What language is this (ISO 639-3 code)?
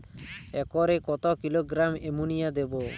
ben